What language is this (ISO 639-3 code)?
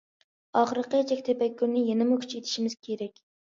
uig